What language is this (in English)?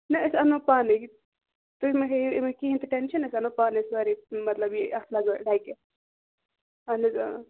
Kashmiri